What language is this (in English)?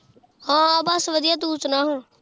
Punjabi